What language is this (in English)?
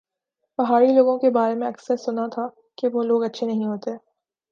Urdu